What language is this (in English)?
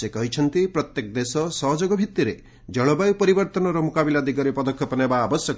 Odia